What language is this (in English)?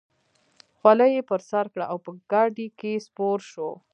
Pashto